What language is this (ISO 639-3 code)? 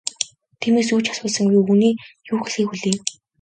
mon